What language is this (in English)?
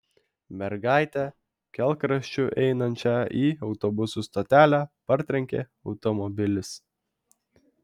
Lithuanian